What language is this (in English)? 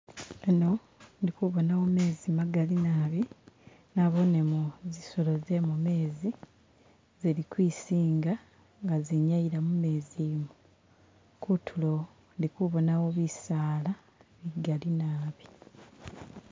Masaaba